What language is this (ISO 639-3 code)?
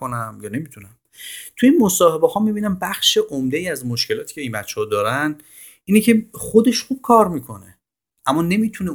fas